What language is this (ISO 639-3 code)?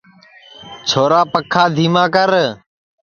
ssi